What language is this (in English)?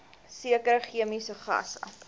Afrikaans